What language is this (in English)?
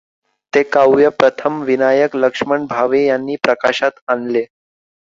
Marathi